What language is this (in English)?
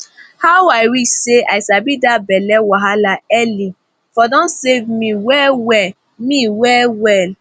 Nigerian Pidgin